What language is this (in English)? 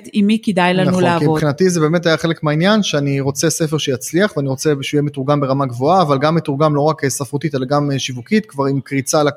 Hebrew